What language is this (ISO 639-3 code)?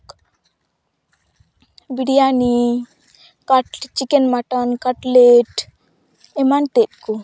sat